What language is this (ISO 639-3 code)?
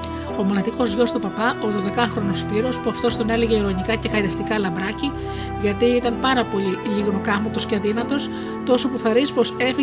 ell